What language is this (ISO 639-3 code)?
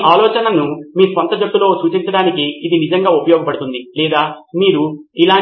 tel